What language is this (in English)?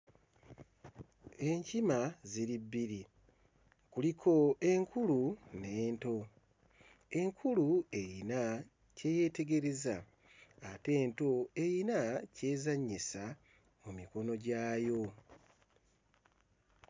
Ganda